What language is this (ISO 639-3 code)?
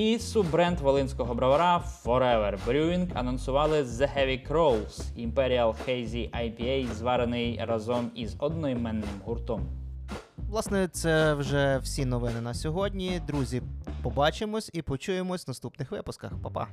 ukr